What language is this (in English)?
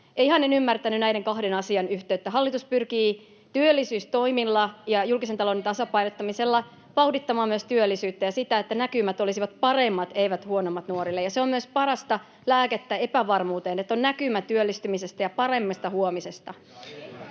Finnish